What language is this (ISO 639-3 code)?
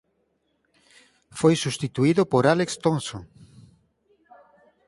glg